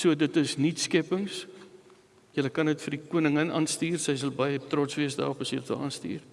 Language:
Dutch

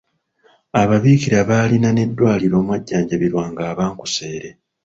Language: Ganda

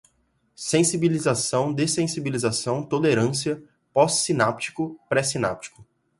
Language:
Portuguese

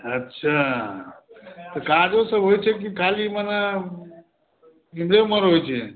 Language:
Maithili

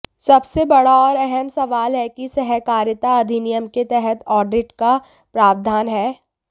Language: Hindi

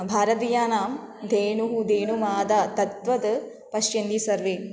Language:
Sanskrit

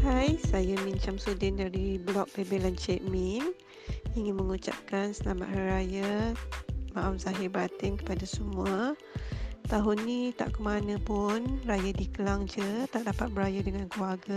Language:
Malay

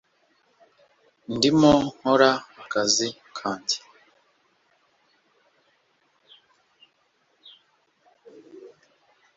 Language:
Kinyarwanda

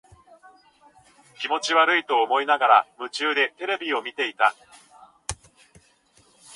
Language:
Japanese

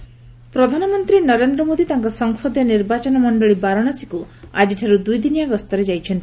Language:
Odia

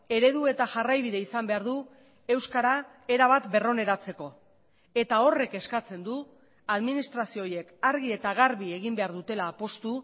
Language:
Basque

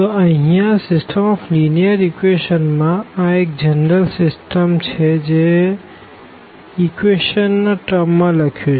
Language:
Gujarati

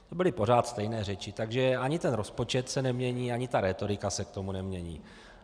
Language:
Czech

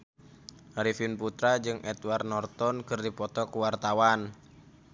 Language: Sundanese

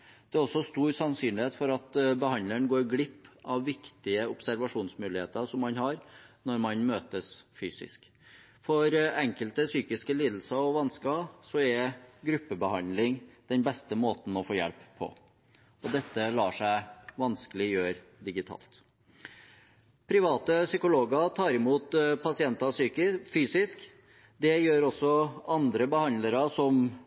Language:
Norwegian Bokmål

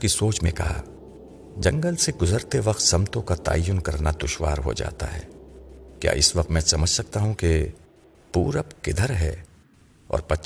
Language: Urdu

